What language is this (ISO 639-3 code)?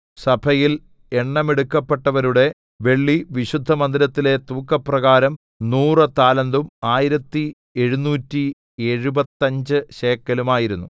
mal